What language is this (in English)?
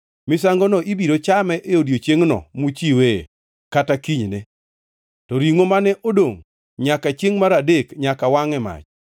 Luo (Kenya and Tanzania)